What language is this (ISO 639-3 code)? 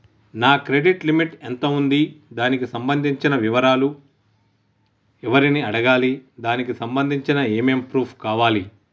tel